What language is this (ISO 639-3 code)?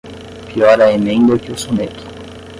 por